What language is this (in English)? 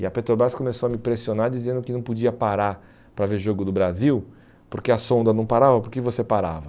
Portuguese